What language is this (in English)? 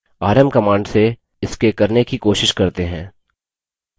Hindi